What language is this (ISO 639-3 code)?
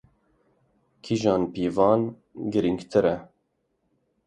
kur